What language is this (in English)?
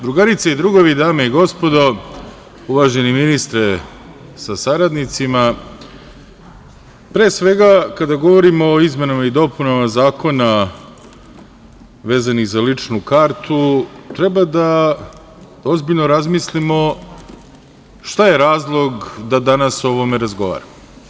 Serbian